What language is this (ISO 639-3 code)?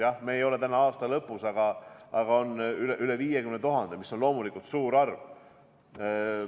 est